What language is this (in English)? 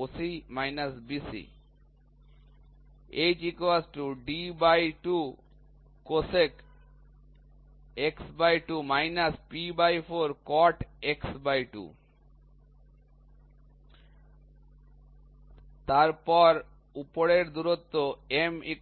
Bangla